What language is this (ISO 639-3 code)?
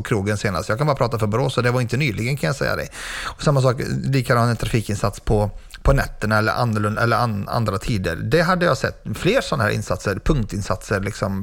swe